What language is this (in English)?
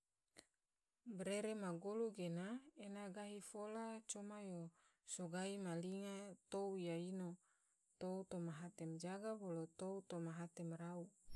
Tidore